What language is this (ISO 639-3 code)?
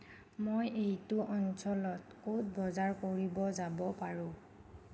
asm